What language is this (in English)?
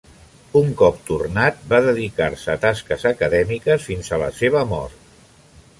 Catalan